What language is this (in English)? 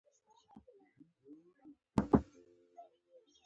Pashto